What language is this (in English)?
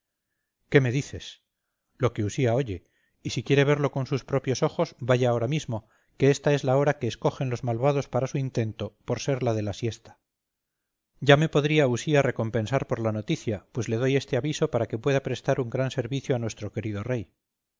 Spanish